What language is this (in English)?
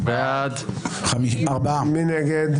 Hebrew